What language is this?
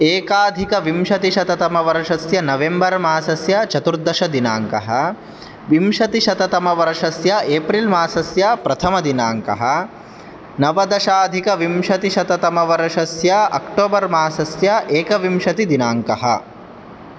Sanskrit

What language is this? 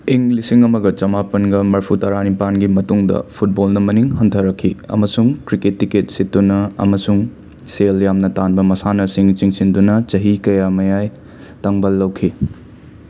Manipuri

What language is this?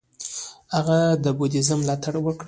Pashto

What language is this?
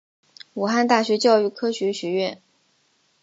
Chinese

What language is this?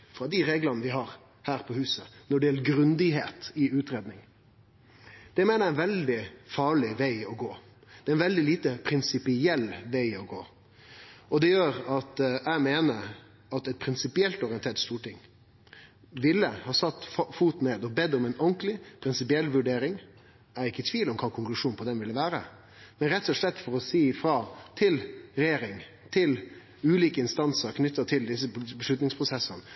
Norwegian Nynorsk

